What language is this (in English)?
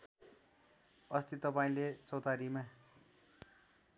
Nepali